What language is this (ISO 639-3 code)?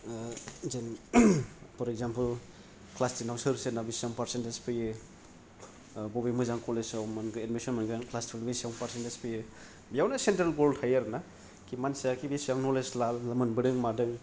brx